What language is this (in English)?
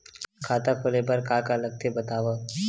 Chhattisgarhi